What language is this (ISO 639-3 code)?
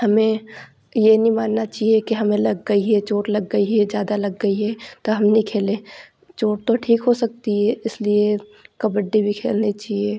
hin